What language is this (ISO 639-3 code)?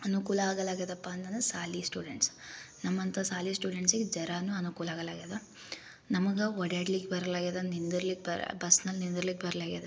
kan